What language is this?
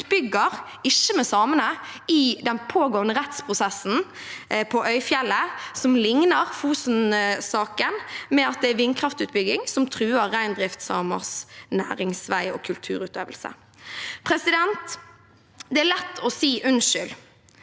Norwegian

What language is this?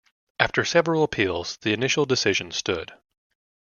English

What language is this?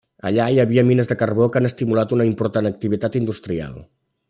Catalan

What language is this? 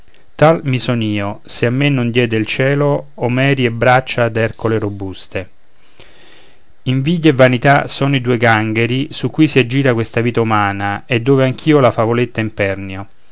Italian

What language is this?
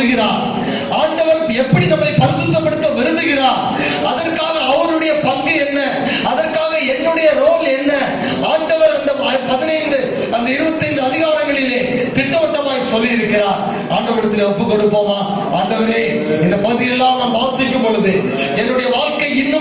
Tamil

